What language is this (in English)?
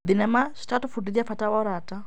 Kikuyu